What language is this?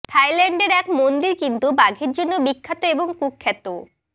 Bangla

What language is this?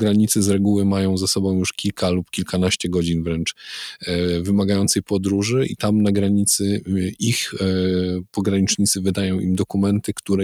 Polish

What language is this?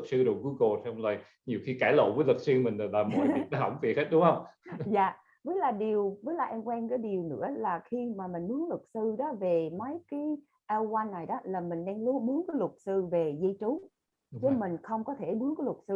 Vietnamese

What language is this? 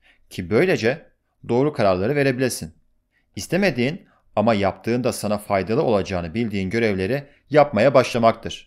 Turkish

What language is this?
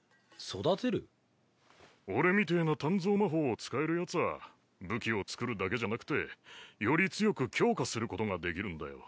Japanese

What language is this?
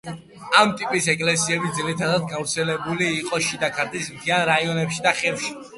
Georgian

